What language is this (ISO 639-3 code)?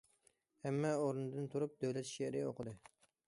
uig